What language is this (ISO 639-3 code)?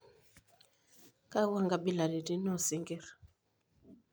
mas